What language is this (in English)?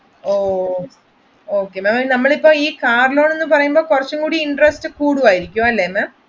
Malayalam